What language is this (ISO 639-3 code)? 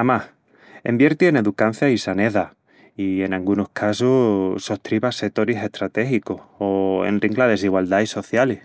ext